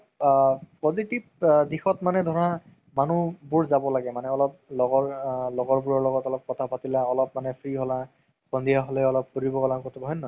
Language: Assamese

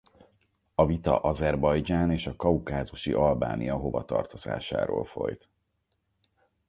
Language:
Hungarian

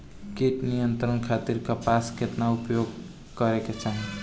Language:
Bhojpuri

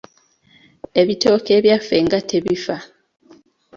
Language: Ganda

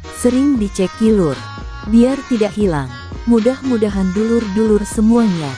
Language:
Indonesian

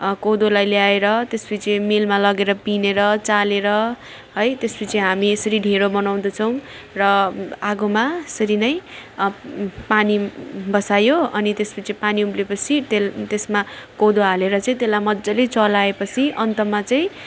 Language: Nepali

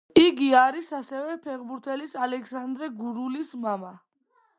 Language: Georgian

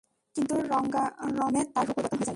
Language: Bangla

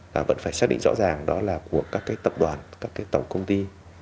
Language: Vietnamese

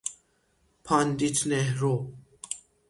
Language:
Persian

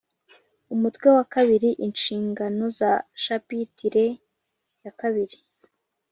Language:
Kinyarwanda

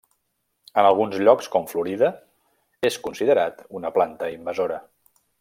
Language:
Catalan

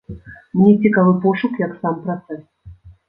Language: Belarusian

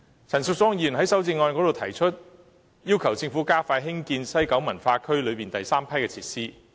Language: Cantonese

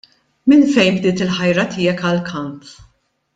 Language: Maltese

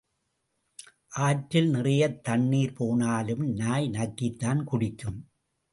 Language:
Tamil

